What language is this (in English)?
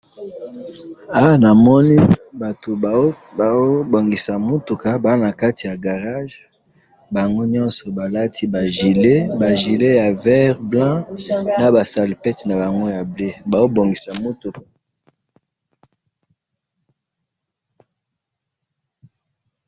Lingala